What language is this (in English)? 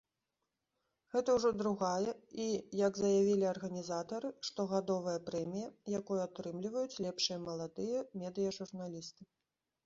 Belarusian